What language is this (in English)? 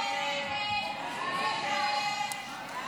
Hebrew